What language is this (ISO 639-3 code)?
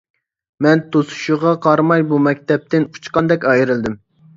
uig